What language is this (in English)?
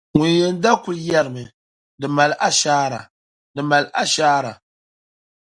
Dagbani